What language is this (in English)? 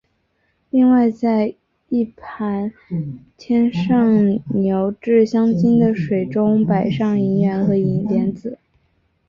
Chinese